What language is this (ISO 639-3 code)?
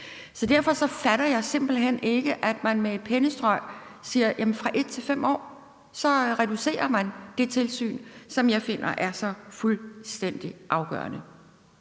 dan